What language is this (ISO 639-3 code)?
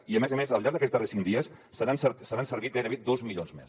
cat